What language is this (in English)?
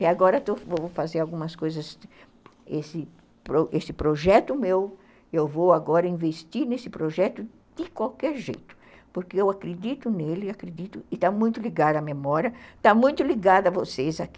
Portuguese